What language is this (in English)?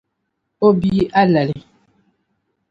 Dagbani